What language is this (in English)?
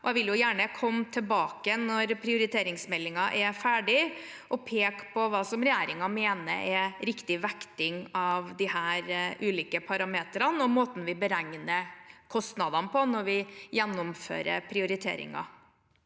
Norwegian